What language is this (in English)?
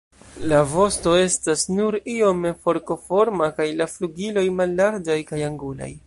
Esperanto